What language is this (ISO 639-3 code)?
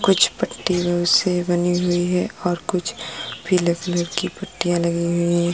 hin